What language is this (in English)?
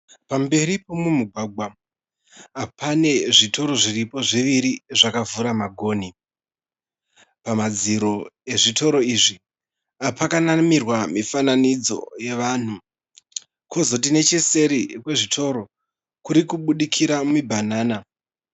Shona